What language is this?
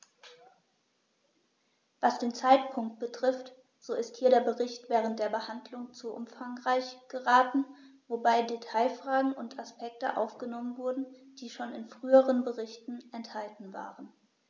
German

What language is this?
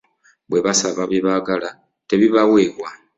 Ganda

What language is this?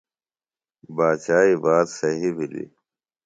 Phalura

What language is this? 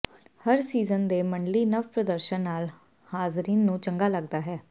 Punjabi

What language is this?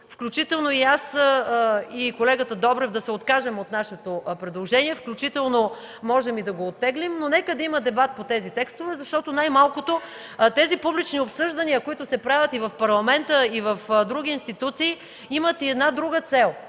Bulgarian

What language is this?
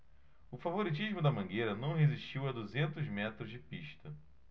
Portuguese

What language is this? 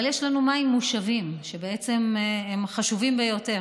Hebrew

